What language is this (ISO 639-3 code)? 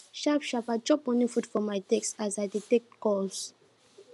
pcm